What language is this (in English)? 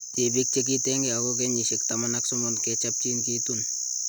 Kalenjin